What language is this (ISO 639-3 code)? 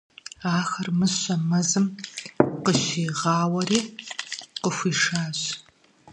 kbd